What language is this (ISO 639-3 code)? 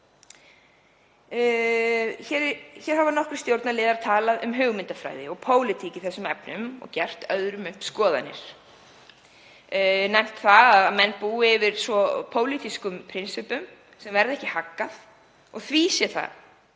isl